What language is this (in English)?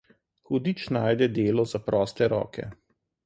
Slovenian